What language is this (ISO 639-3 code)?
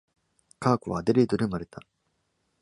jpn